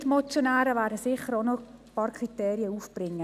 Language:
Swiss German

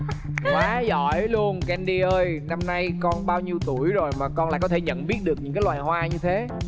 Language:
Vietnamese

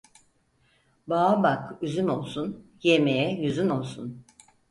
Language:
Turkish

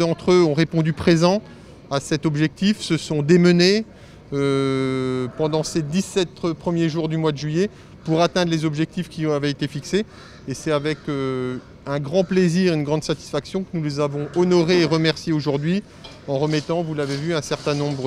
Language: French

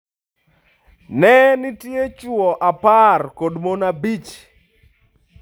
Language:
Luo (Kenya and Tanzania)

